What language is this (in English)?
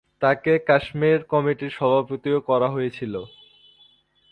Bangla